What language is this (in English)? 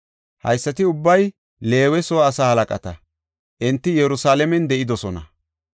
Gofa